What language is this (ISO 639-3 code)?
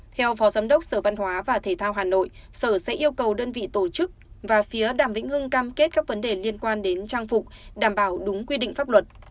vie